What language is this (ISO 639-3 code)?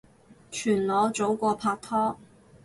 yue